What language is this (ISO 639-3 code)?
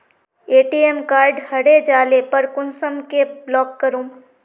mag